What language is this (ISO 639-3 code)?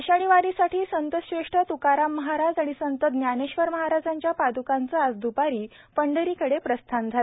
mar